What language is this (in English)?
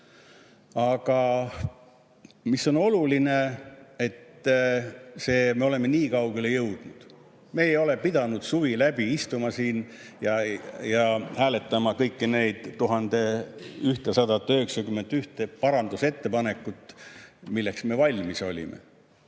Estonian